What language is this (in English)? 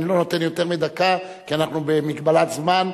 Hebrew